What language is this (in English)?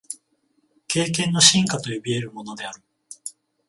Japanese